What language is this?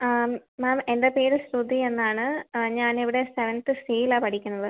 Malayalam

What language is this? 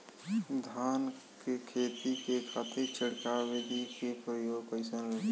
Bhojpuri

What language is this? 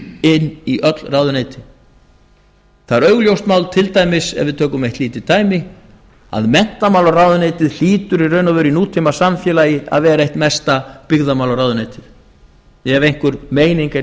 Icelandic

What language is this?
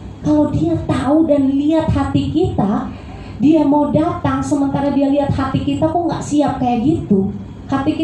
Indonesian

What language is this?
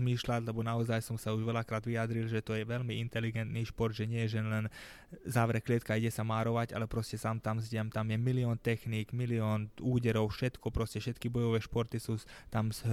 Slovak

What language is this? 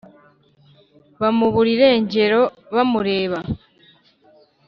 Kinyarwanda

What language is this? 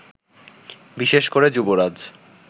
Bangla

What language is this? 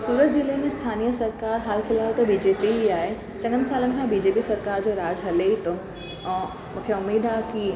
Sindhi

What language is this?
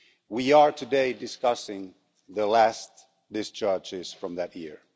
English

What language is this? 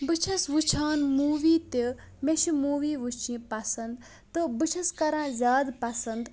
Kashmiri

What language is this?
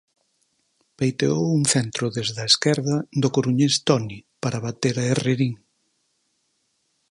Galician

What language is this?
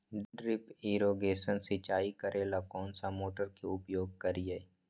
Magahi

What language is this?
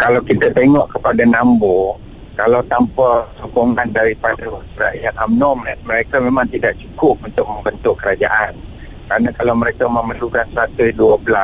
Malay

